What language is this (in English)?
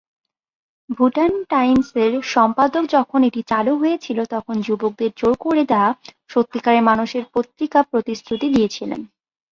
Bangla